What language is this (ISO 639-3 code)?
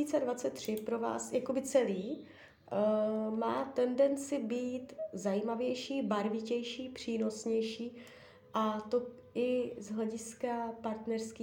ces